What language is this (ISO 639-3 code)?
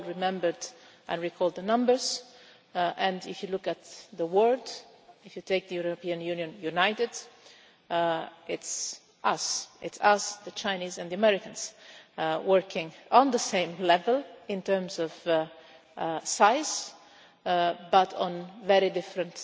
eng